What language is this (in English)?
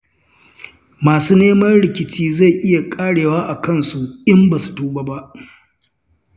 Hausa